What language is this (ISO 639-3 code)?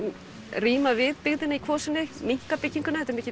isl